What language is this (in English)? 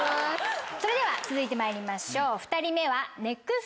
Japanese